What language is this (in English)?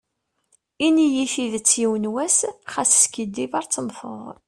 Kabyle